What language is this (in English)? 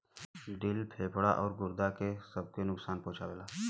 Bhojpuri